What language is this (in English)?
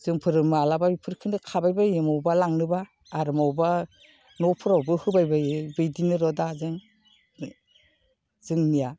Bodo